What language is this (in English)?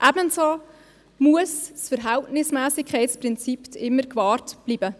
Swiss German